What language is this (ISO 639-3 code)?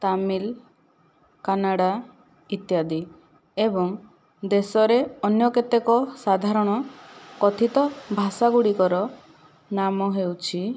ori